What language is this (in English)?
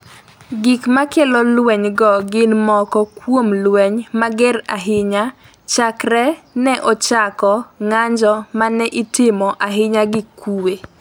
Luo (Kenya and Tanzania)